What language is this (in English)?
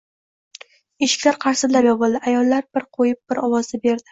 Uzbek